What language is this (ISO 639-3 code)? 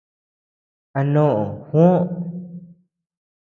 cux